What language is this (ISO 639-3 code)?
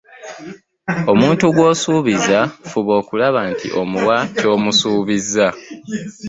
lug